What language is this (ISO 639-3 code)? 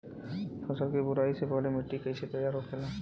bho